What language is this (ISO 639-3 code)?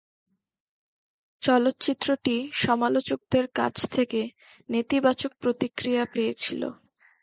ben